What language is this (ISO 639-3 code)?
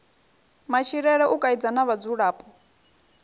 ven